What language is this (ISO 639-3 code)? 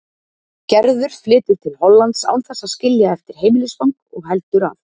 isl